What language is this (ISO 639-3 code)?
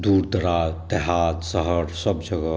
mai